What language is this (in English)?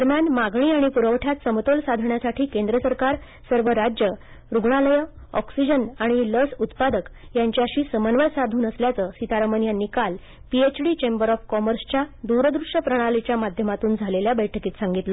Marathi